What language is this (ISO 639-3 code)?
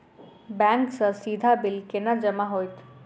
mai